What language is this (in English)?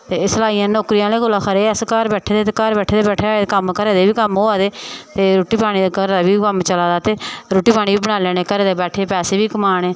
Dogri